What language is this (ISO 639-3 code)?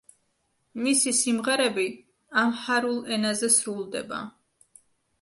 kat